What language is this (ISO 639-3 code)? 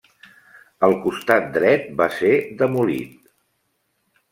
cat